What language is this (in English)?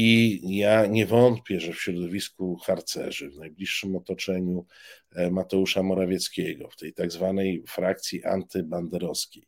Polish